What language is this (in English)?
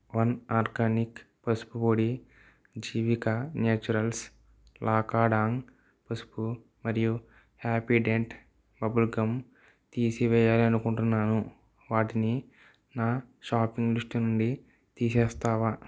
Telugu